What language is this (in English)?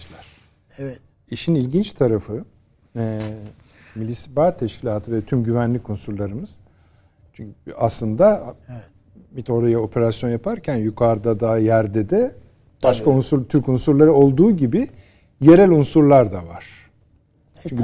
Turkish